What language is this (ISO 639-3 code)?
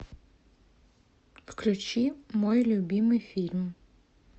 rus